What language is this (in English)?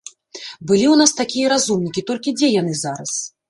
Belarusian